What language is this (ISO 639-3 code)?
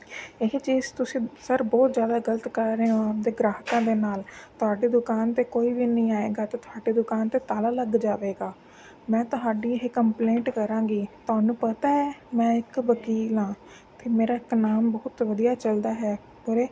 pan